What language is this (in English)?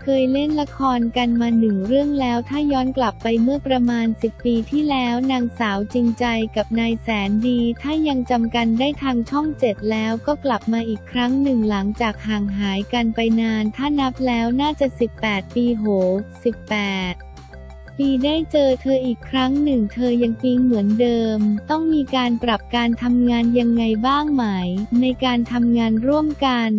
Thai